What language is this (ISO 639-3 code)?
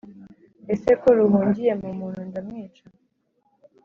kin